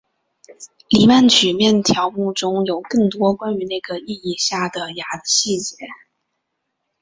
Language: Chinese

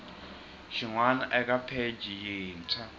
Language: Tsonga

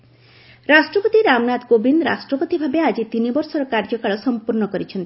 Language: Odia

